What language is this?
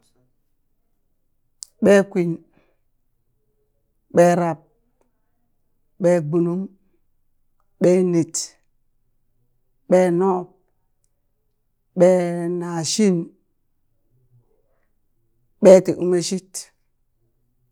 Burak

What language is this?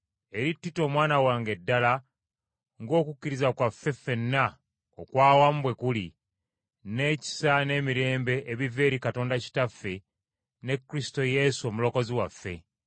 Ganda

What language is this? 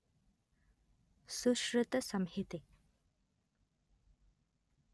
Kannada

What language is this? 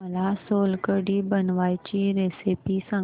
Marathi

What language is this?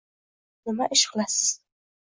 Uzbek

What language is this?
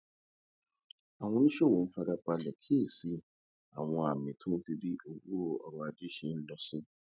Yoruba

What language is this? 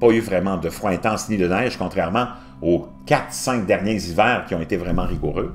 French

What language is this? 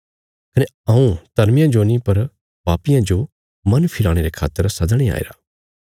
Bilaspuri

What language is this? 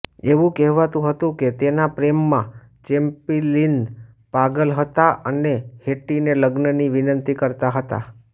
Gujarati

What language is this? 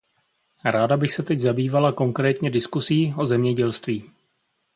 Czech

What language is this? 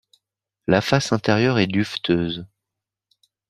French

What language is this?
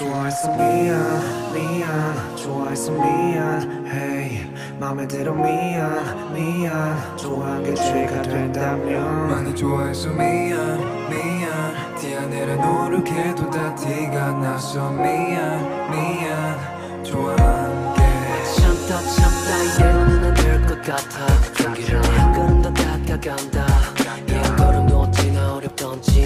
Korean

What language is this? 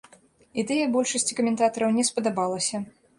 Belarusian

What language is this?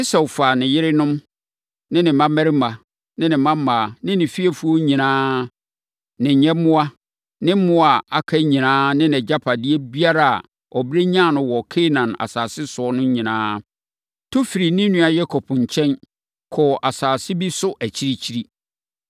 Akan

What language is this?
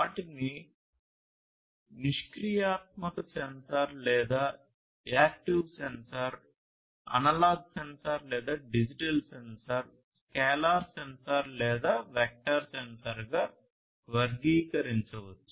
Telugu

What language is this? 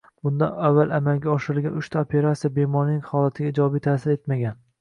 Uzbek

